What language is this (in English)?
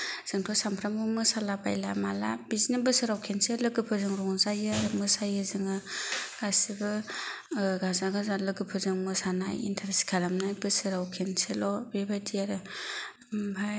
Bodo